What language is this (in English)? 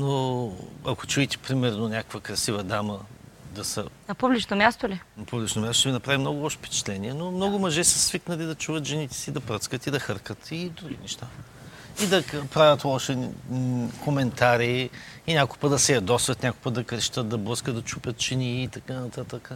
Bulgarian